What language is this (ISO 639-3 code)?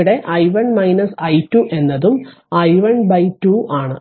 mal